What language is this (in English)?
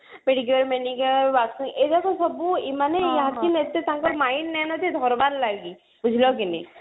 Odia